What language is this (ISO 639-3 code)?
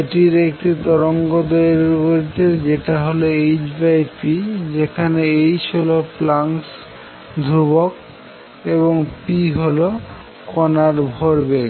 ben